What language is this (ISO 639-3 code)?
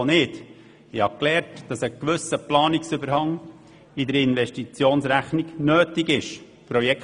gsw